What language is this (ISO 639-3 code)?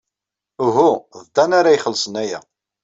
kab